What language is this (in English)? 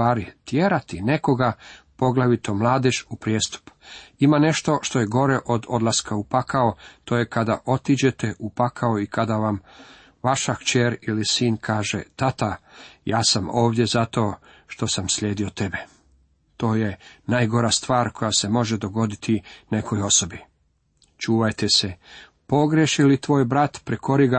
Croatian